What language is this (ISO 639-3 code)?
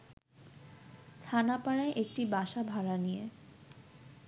ben